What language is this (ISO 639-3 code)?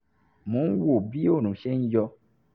yor